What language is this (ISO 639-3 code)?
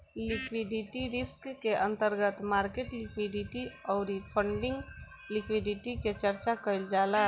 bho